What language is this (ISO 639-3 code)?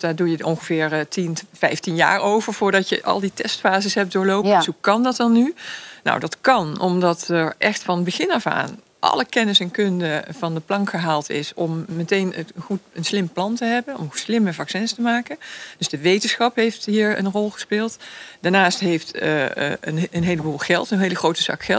nld